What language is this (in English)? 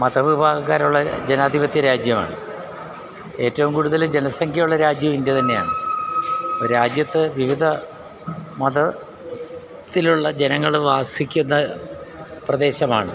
Malayalam